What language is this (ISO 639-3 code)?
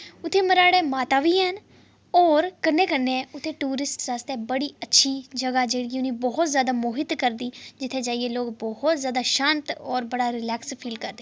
doi